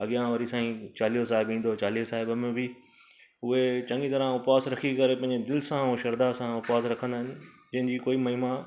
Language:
Sindhi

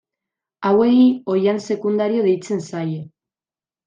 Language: Basque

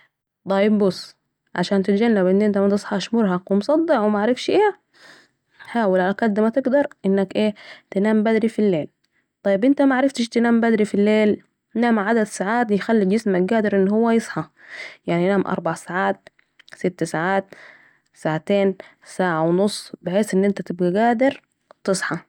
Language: Saidi Arabic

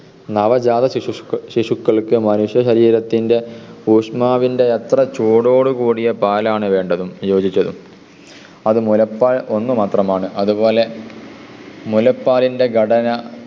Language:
Malayalam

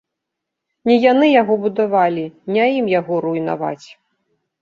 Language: Belarusian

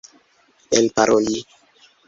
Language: Esperanto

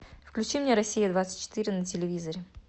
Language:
Russian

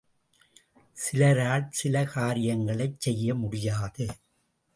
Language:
Tamil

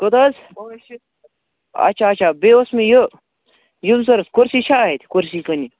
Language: Kashmiri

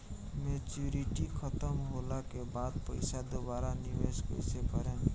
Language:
Bhojpuri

